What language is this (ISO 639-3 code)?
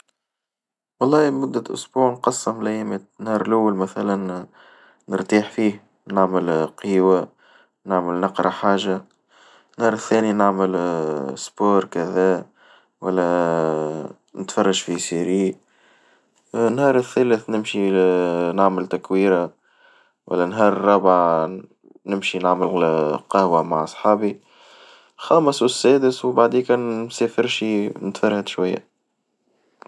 aeb